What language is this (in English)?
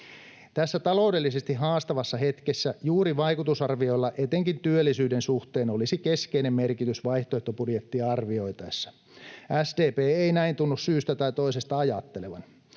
Finnish